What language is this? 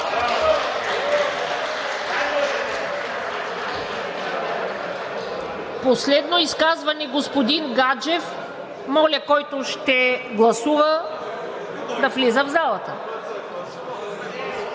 Bulgarian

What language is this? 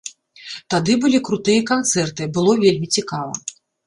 Belarusian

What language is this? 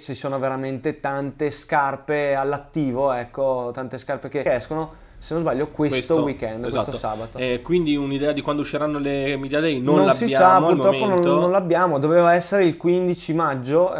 Italian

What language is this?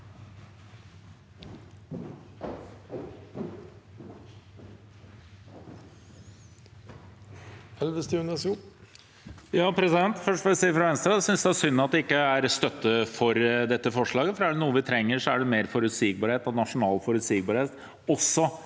Norwegian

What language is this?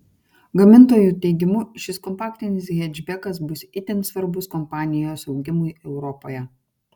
Lithuanian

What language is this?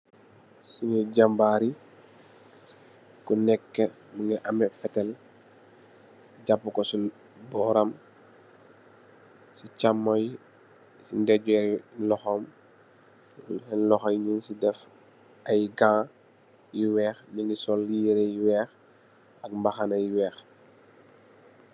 Wolof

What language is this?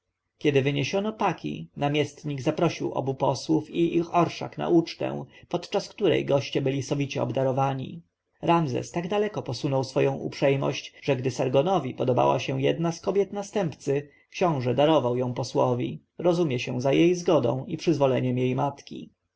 Polish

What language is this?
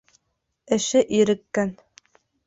Bashkir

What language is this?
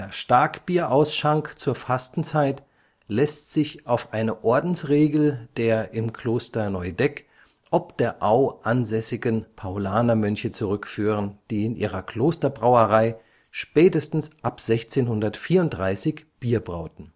German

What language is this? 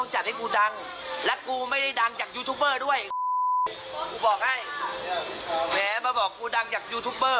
Thai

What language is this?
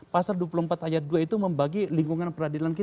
Indonesian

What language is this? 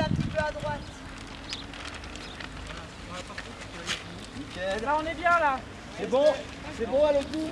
French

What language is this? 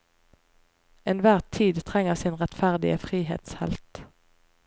Norwegian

